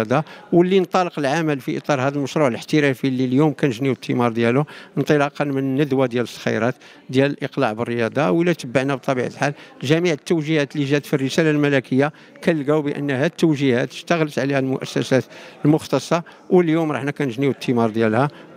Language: Arabic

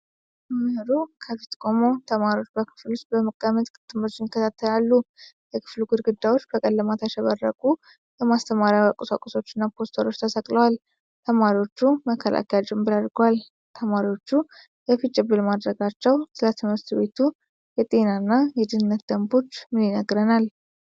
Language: Amharic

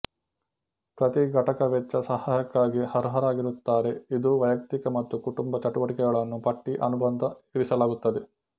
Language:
Kannada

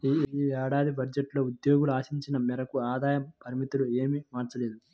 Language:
Telugu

